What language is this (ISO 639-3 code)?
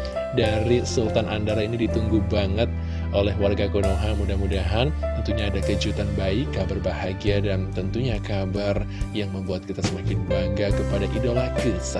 ind